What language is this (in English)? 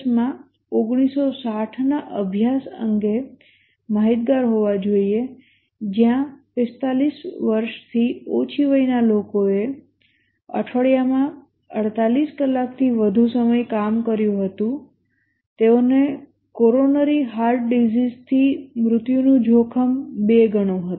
Gujarati